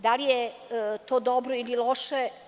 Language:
Serbian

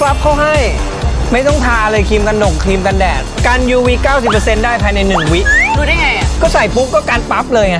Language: Thai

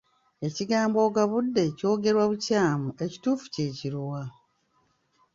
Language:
Ganda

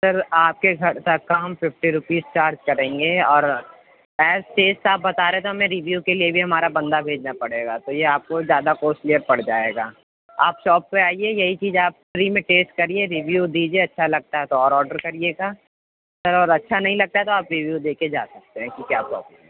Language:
Urdu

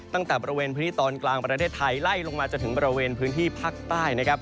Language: Thai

